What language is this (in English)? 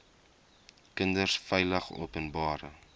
Afrikaans